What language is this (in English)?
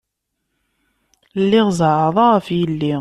Kabyle